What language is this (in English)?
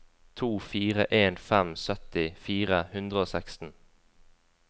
Norwegian